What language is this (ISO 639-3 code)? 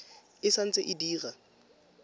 tsn